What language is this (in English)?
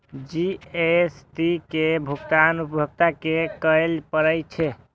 Maithili